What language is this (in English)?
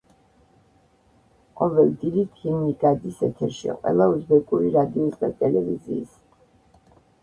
Georgian